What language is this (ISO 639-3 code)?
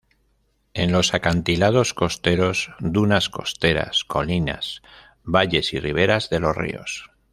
spa